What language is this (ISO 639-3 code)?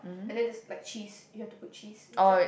eng